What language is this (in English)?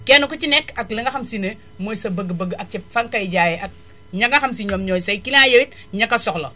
Wolof